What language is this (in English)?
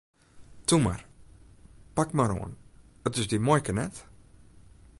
Western Frisian